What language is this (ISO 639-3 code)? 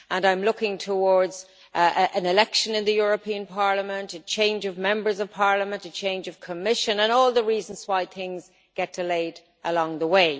eng